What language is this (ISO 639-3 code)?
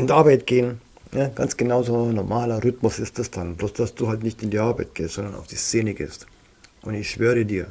deu